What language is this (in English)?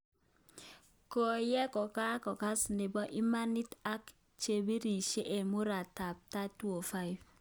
Kalenjin